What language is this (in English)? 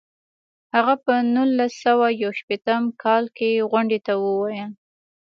Pashto